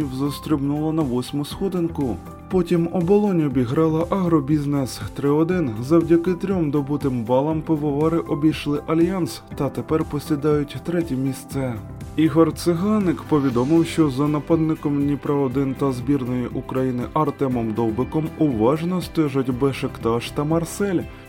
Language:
Ukrainian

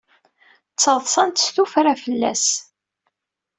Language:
Kabyle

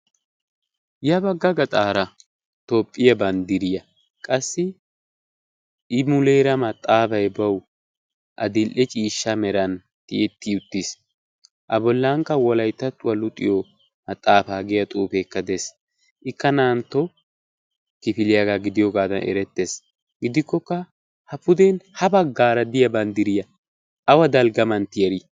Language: Wolaytta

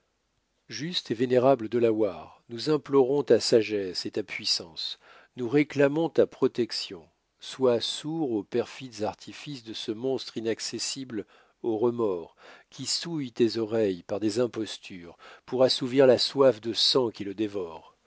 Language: French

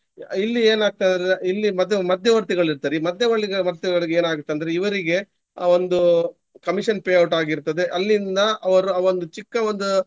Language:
Kannada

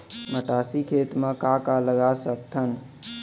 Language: Chhattisgarhi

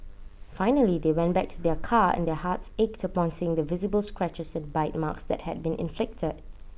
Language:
English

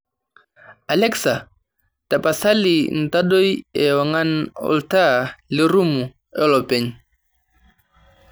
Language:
Masai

